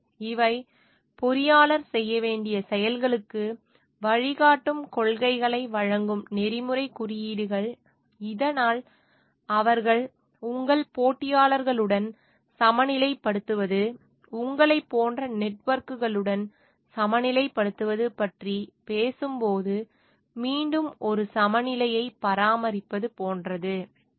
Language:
Tamil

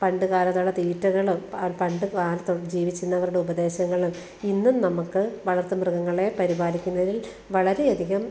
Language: Malayalam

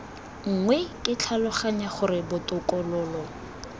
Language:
Tswana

